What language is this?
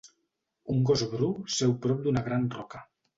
Catalan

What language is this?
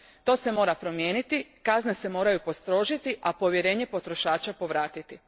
Croatian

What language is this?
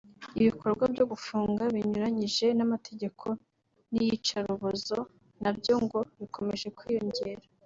Kinyarwanda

